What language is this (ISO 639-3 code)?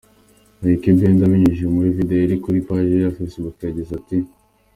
kin